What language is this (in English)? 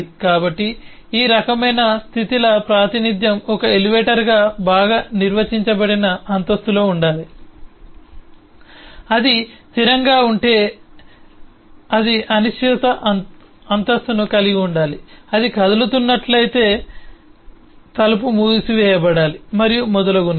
Telugu